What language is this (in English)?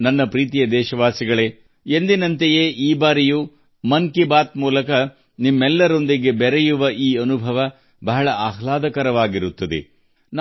Kannada